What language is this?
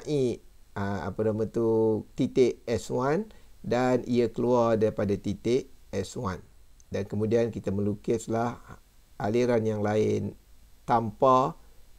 Malay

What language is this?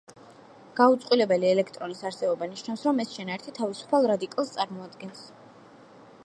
Georgian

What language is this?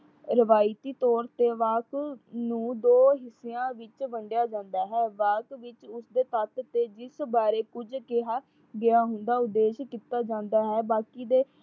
Punjabi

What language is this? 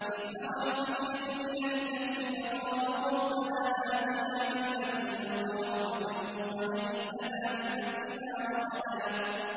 Arabic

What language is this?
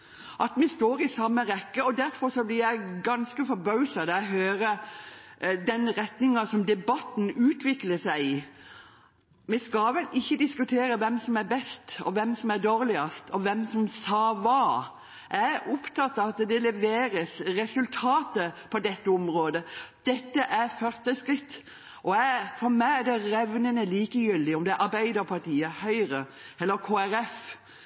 Norwegian Bokmål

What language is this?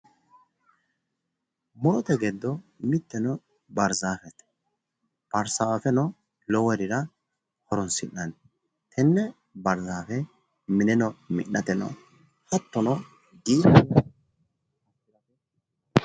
Sidamo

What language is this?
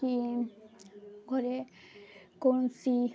Odia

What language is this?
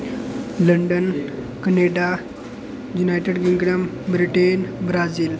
Dogri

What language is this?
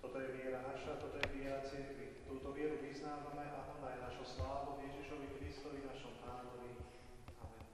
Romanian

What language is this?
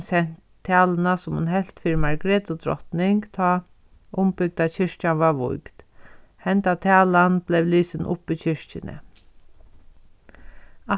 Faroese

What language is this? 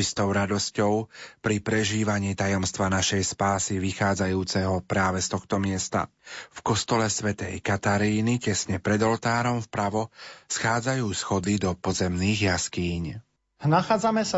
Slovak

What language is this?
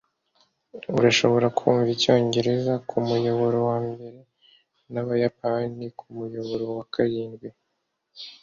Kinyarwanda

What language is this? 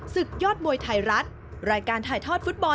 Thai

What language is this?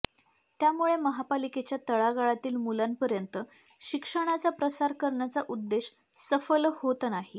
Marathi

